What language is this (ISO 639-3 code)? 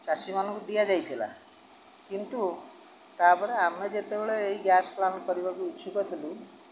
ori